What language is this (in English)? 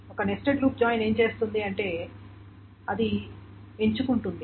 Telugu